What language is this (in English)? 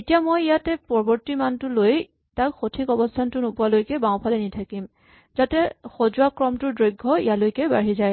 Assamese